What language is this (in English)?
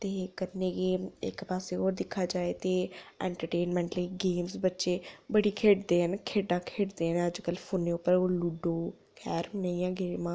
Dogri